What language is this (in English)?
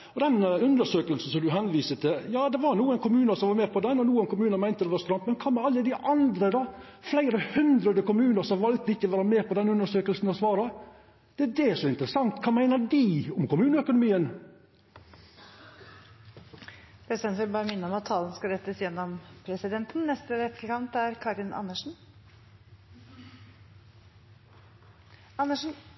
Norwegian Nynorsk